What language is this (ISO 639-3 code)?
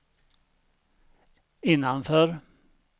swe